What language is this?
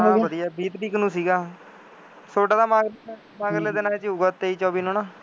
Punjabi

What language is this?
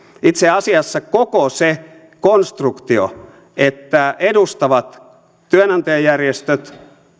Finnish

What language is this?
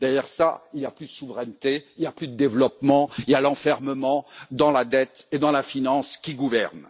French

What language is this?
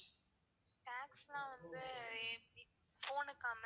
Tamil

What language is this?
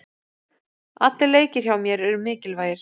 Icelandic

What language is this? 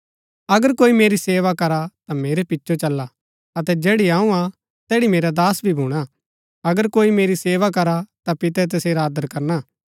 Gaddi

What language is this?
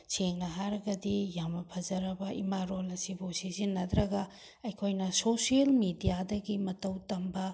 Manipuri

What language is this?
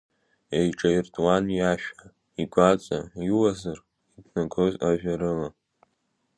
Abkhazian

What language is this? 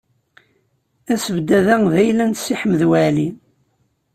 Kabyle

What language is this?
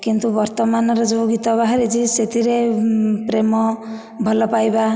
Odia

